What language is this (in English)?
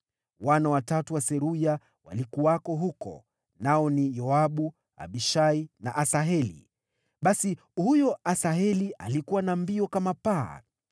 Swahili